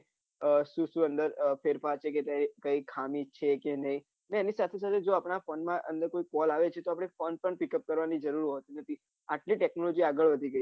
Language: Gujarati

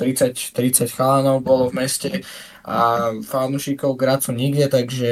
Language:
Slovak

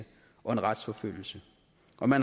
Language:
Danish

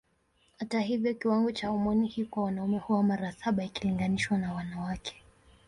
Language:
Swahili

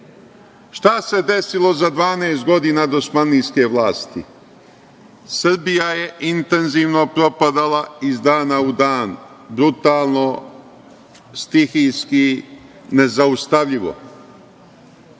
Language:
Serbian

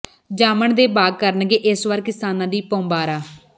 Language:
Punjabi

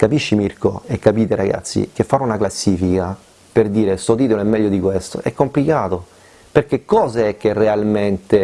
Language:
Italian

